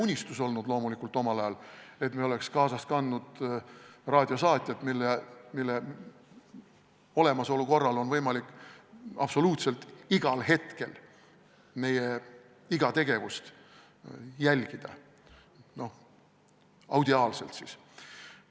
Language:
Estonian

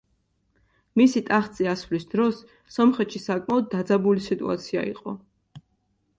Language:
Georgian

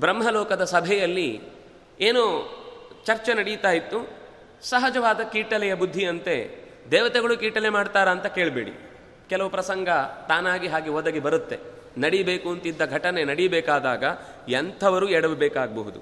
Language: Kannada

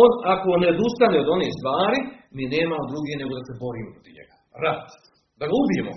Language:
Croatian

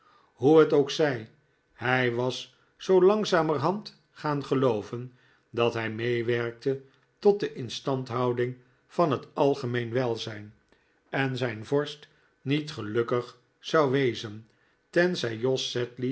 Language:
Dutch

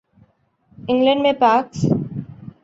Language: Urdu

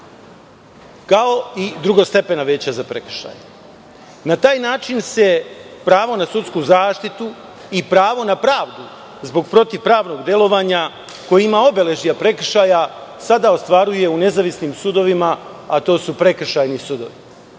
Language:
Serbian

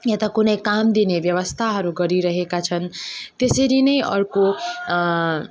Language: Nepali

